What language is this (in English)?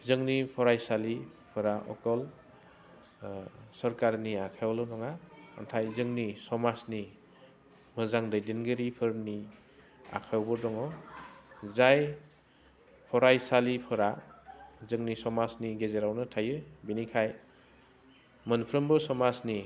Bodo